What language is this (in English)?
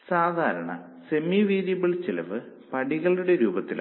Malayalam